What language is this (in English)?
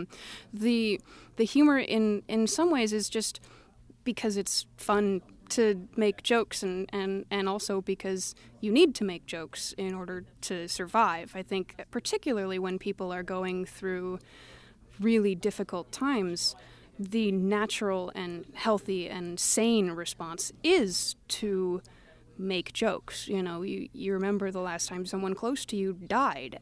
English